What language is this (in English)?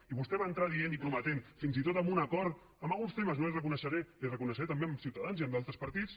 Catalan